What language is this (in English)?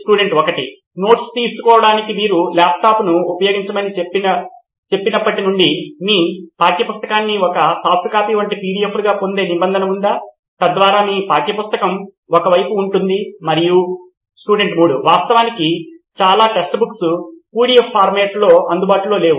Telugu